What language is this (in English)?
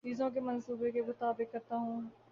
Urdu